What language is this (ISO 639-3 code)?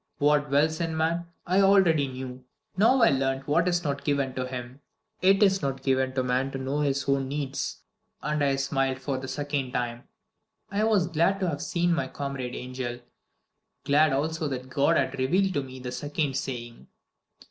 eng